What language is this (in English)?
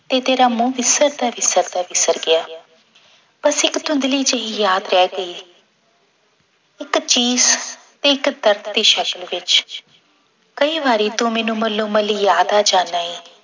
Punjabi